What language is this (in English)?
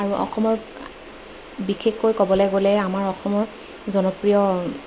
Assamese